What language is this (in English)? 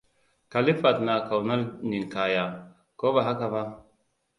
Hausa